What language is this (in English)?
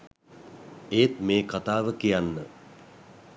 Sinhala